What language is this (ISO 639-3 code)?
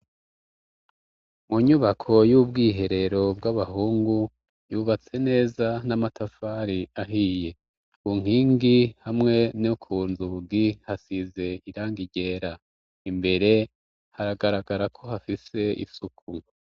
run